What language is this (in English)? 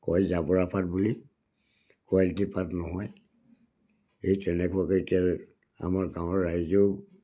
Assamese